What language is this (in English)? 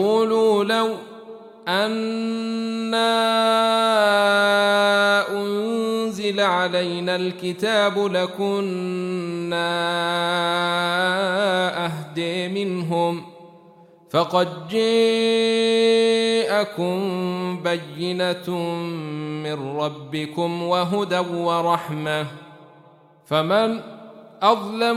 Arabic